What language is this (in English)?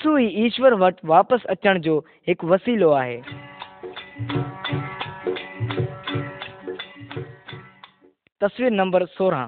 Kannada